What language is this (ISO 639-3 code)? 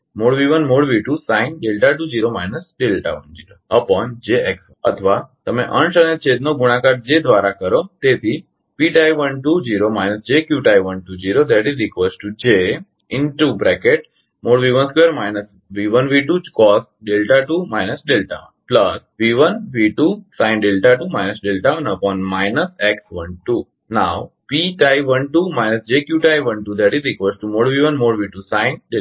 guj